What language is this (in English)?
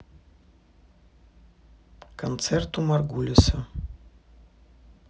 Russian